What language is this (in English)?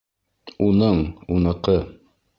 Bashkir